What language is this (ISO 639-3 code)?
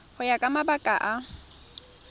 tsn